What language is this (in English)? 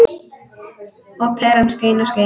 Icelandic